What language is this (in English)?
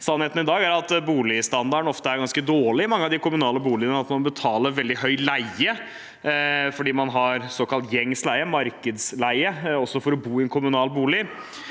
Norwegian